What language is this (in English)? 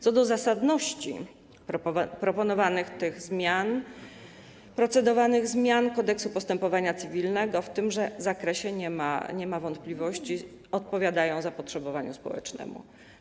Polish